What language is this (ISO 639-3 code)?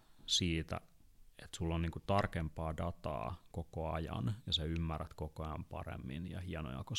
fin